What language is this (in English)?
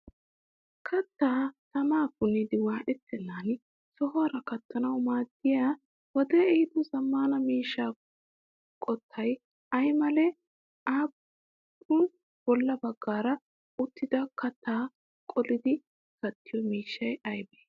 Wolaytta